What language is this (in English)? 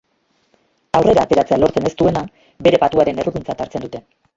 Basque